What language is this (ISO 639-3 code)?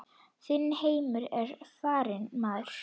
isl